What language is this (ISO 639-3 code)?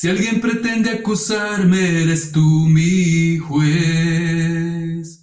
spa